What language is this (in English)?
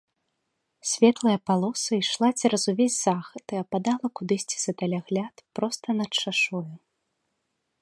Belarusian